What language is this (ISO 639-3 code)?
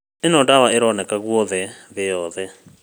kik